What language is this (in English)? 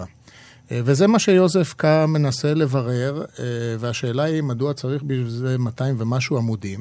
Hebrew